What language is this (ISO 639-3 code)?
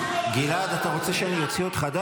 heb